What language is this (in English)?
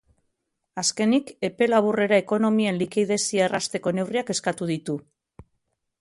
Basque